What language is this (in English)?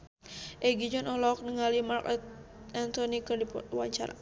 Sundanese